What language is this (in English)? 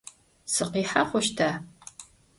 Adyghe